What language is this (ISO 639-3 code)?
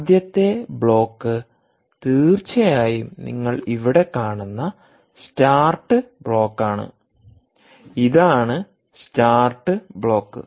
mal